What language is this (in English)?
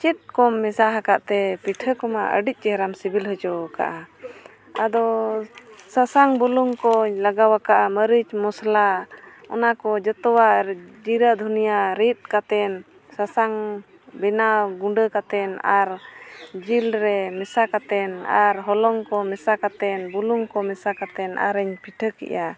Santali